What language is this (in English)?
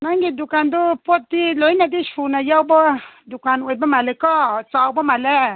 Manipuri